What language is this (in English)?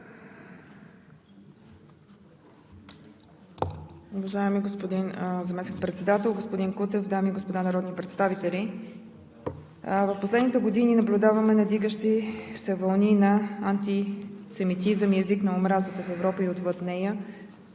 Bulgarian